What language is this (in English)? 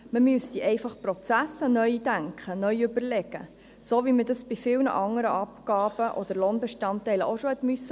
Swiss German